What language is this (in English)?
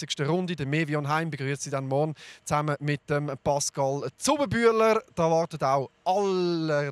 German